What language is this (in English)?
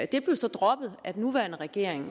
Danish